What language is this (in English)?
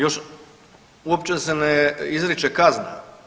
Croatian